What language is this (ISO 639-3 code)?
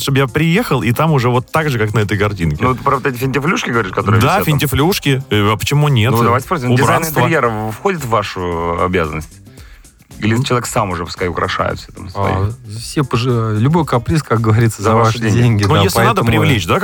rus